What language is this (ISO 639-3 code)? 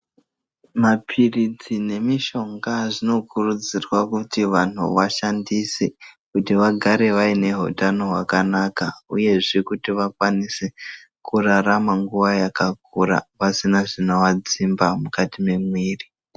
ndc